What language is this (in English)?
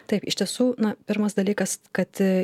Lithuanian